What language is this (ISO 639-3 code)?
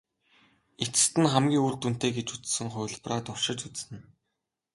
mon